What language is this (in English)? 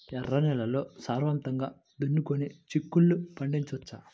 Telugu